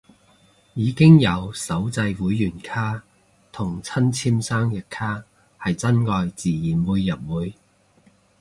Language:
Cantonese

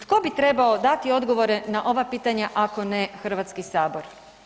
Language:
Croatian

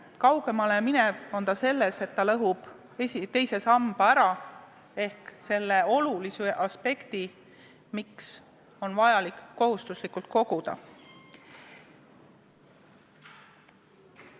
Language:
Estonian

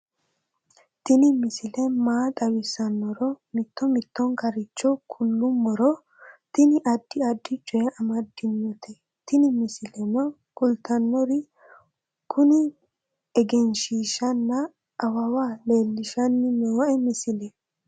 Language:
Sidamo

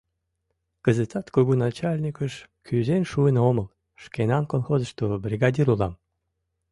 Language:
Mari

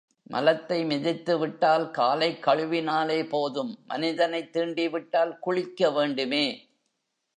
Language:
Tamil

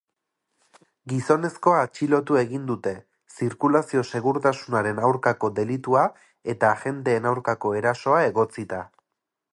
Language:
Basque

